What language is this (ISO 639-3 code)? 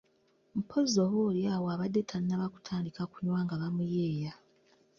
lug